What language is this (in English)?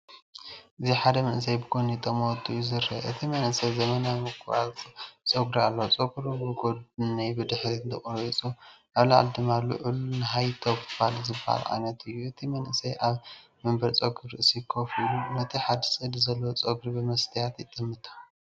Tigrinya